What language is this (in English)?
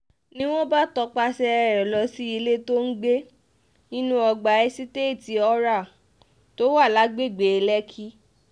Yoruba